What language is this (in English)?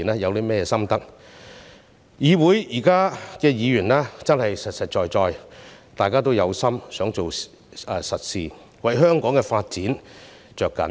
Cantonese